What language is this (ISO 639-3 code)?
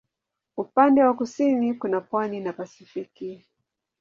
swa